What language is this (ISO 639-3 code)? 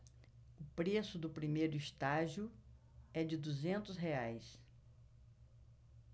por